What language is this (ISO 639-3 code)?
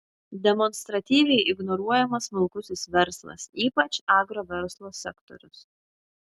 lit